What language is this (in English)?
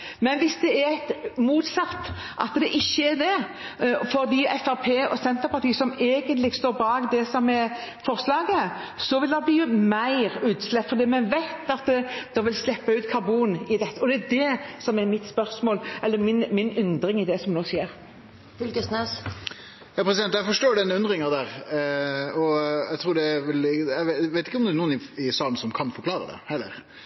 Norwegian